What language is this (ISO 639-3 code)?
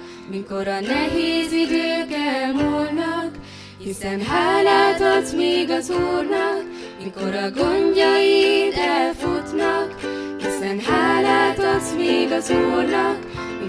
hun